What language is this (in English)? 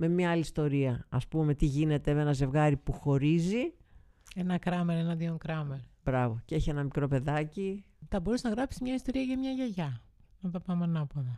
Greek